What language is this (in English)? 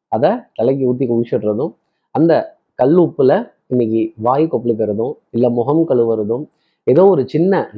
Tamil